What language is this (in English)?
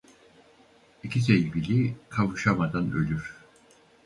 Turkish